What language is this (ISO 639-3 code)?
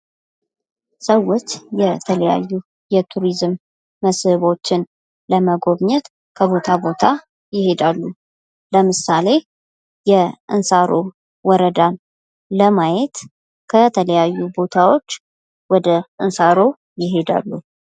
amh